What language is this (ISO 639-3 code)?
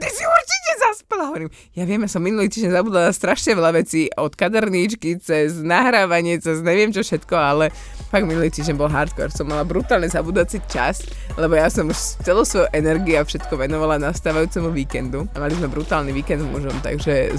slk